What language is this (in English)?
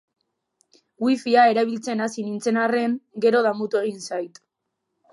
Basque